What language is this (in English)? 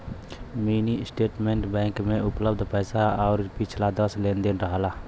Bhojpuri